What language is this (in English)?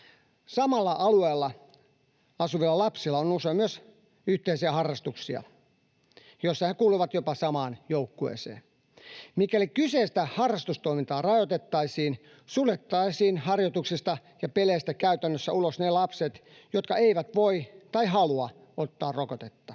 Finnish